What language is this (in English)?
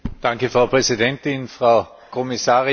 German